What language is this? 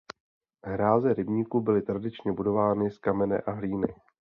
Czech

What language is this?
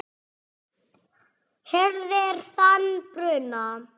Icelandic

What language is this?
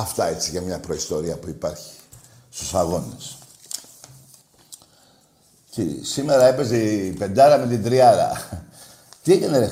Greek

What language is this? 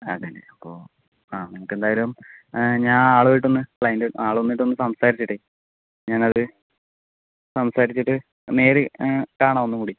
Malayalam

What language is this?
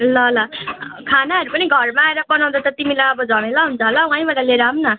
Nepali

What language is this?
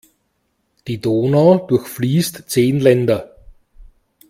German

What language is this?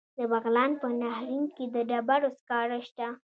Pashto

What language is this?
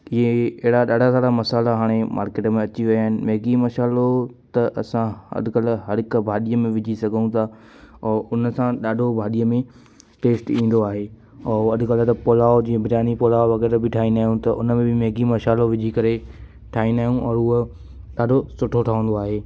Sindhi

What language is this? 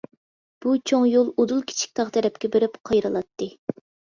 Uyghur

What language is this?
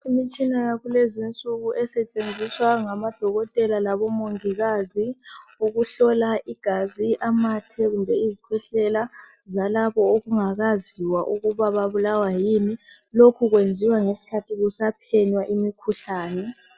North Ndebele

